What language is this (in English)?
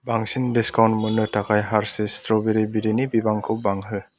Bodo